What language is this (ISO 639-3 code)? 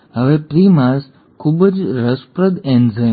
guj